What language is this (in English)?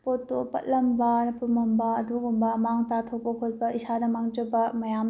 Manipuri